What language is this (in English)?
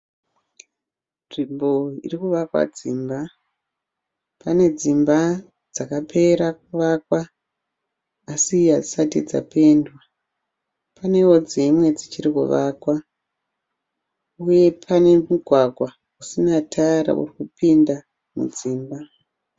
Shona